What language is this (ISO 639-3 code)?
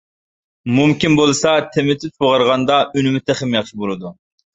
uig